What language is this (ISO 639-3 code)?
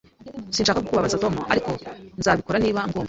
kin